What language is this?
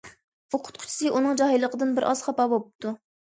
Uyghur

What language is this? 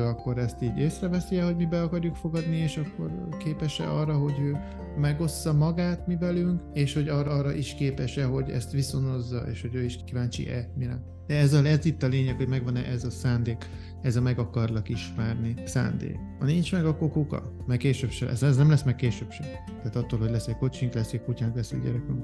Hungarian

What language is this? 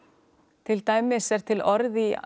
Icelandic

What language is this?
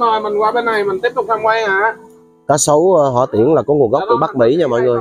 Vietnamese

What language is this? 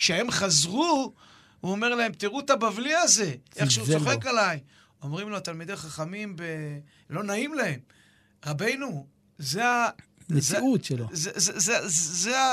Hebrew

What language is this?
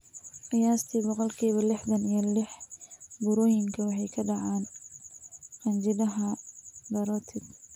Somali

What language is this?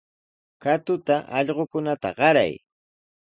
Sihuas Ancash Quechua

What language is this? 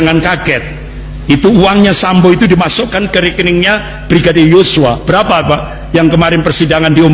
Indonesian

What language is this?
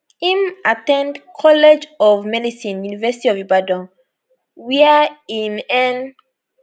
Nigerian Pidgin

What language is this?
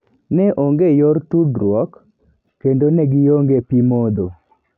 Luo (Kenya and Tanzania)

